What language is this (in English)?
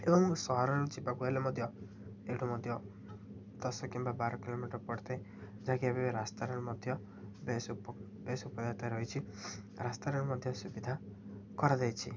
Odia